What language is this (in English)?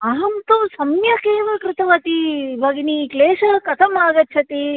Sanskrit